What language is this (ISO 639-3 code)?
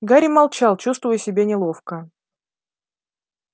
rus